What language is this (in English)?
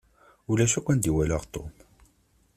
Kabyle